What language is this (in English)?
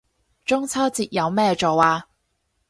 Cantonese